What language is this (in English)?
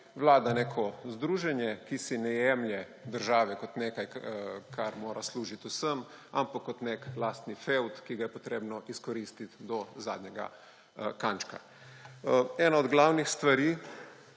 Slovenian